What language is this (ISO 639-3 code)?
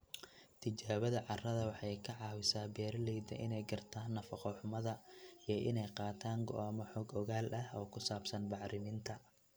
som